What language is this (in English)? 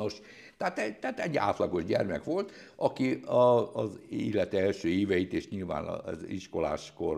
Hungarian